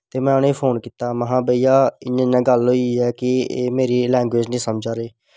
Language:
Dogri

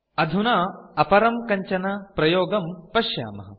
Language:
Sanskrit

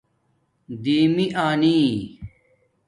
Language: Domaaki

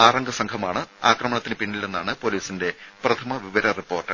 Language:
Malayalam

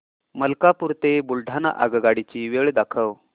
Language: Marathi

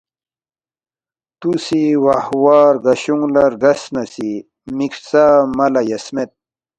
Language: Balti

